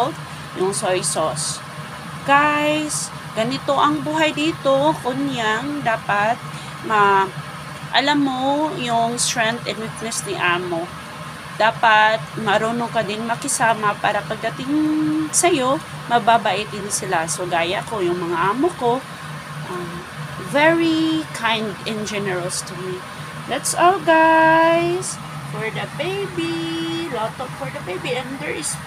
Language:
Filipino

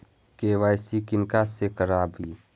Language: Maithili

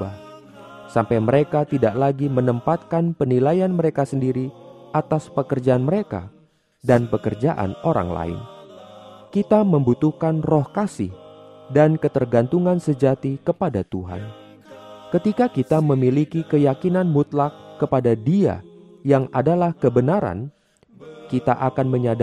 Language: Indonesian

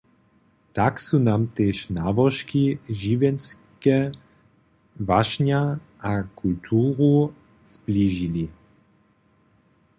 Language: Upper Sorbian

